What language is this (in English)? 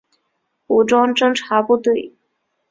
Chinese